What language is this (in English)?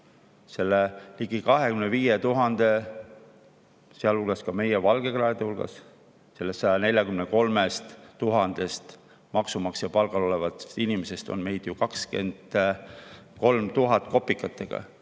Estonian